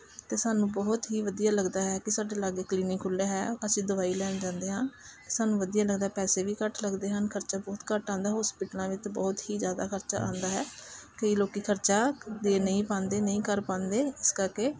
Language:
Punjabi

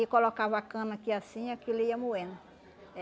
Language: Portuguese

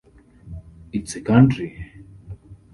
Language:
English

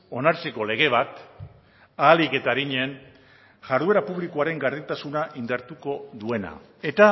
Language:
Basque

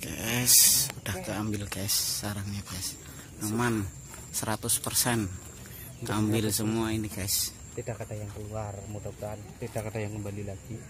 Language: Indonesian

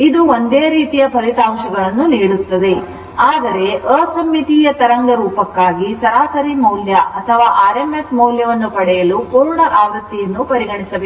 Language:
Kannada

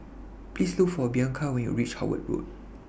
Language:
English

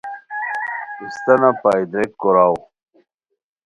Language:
Khowar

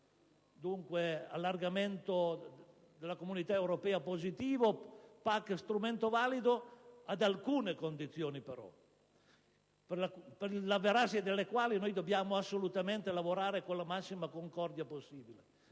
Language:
Italian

